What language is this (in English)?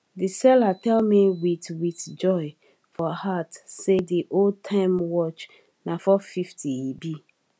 Nigerian Pidgin